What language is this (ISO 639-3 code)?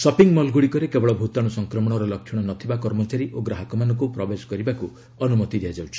ori